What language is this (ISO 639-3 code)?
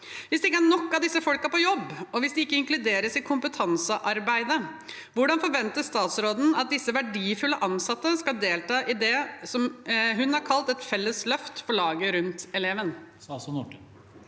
nor